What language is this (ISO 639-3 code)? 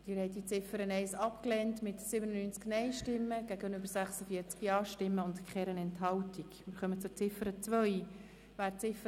gsw